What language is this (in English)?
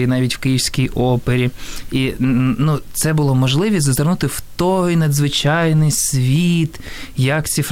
Ukrainian